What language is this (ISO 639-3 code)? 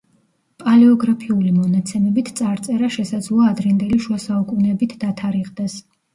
kat